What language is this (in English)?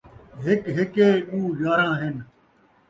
Saraiki